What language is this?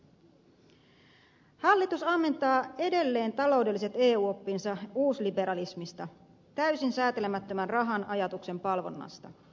Finnish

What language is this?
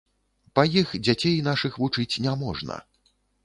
Belarusian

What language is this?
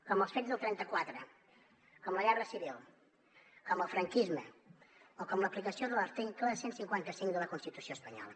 Catalan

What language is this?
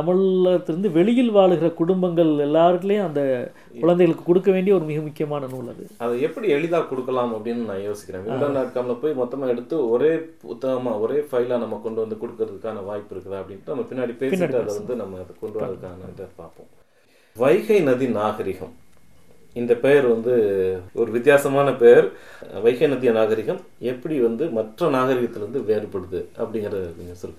Tamil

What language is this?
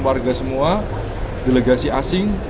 Indonesian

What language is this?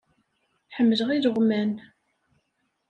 Kabyle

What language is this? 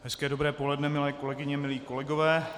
Czech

